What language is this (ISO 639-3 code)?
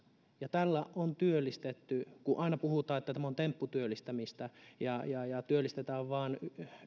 fin